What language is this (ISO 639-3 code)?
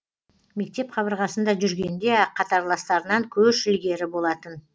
kaz